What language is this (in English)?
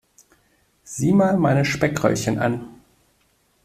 German